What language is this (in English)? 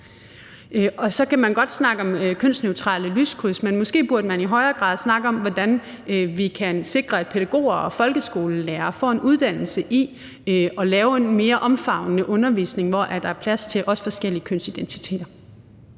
Danish